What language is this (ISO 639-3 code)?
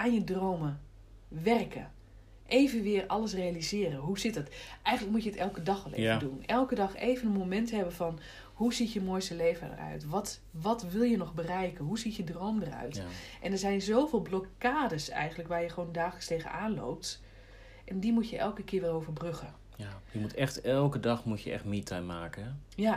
nld